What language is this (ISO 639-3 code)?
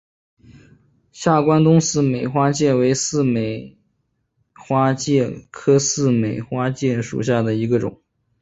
zho